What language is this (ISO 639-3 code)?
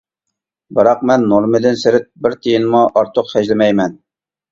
uig